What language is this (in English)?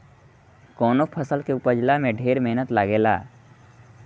Bhojpuri